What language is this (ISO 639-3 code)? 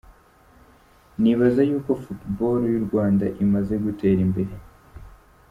kin